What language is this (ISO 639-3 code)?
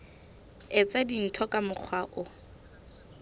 sot